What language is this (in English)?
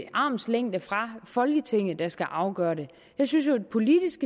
Danish